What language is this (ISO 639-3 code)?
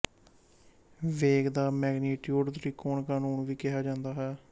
pan